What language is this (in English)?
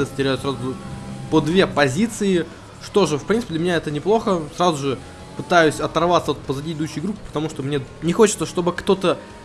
Russian